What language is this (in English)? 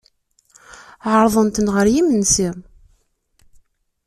Kabyle